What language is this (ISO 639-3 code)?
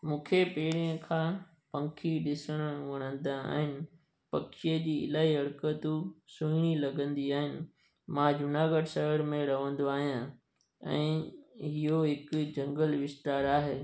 snd